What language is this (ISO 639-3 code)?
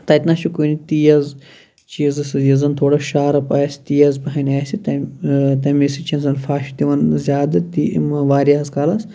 kas